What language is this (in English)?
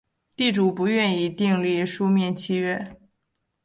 Chinese